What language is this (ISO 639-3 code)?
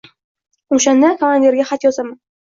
uzb